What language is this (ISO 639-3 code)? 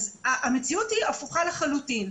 heb